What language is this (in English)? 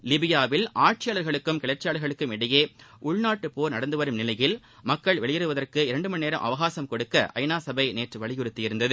Tamil